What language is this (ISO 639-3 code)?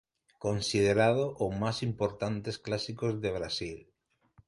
spa